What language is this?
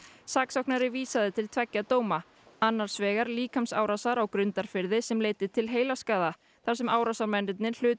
Icelandic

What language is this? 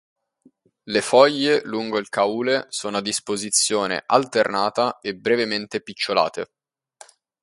Italian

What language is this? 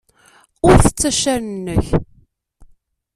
Kabyle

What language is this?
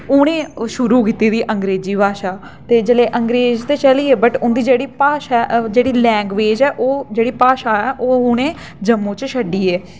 Dogri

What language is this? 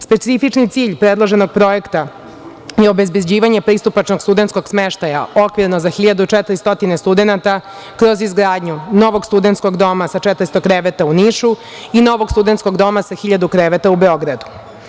Serbian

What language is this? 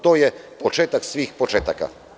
Serbian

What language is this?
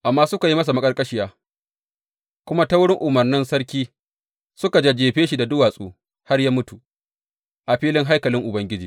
Hausa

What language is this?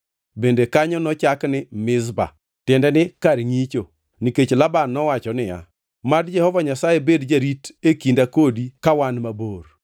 Luo (Kenya and Tanzania)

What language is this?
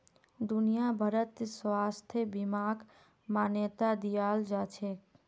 Magahi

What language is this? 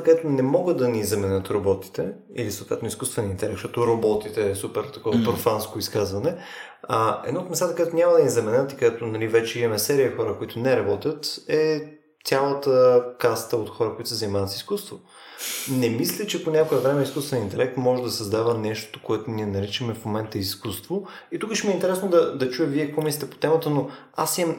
Bulgarian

